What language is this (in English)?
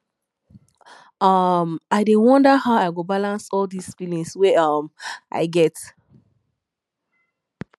Nigerian Pidgin